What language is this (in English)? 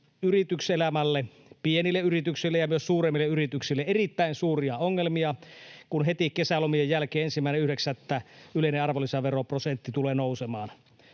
Finnish